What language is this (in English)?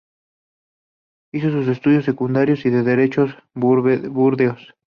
Spanish